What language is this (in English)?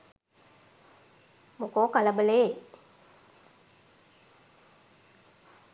Sinhala